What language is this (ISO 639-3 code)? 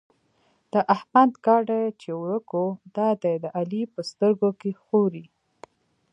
pus